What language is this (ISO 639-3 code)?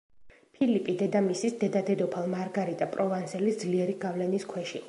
kat